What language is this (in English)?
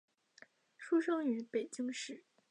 Chinese